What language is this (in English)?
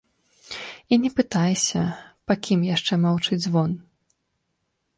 Belarusian